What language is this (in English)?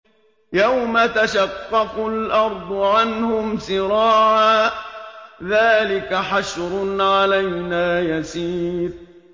Arabic